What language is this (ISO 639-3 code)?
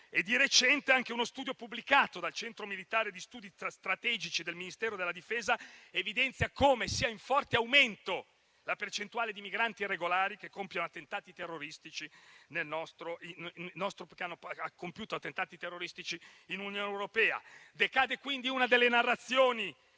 ita